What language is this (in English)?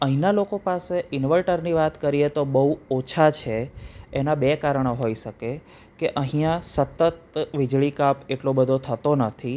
Gujarati